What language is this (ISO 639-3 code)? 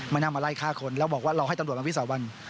tha